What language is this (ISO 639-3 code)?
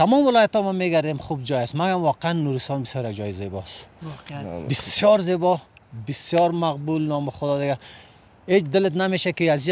fas